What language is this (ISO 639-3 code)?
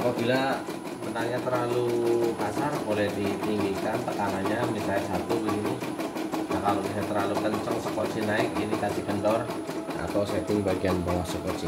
ind